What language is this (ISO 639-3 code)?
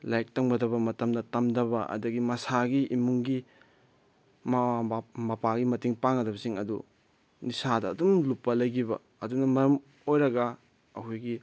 mni